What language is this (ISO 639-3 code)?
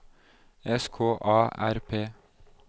nor